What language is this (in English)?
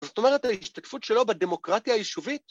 Hebrew